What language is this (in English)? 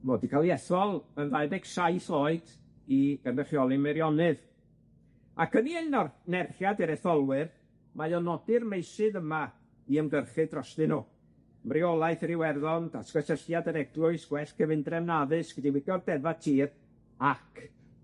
Welsh